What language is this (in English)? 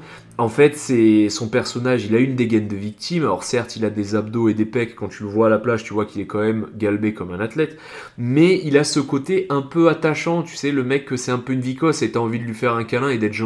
French